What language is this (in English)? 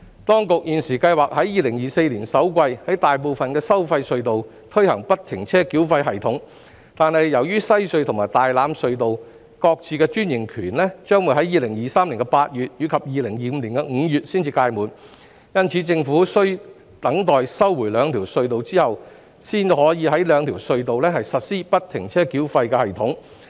Cantonese